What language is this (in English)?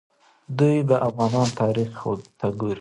Pashto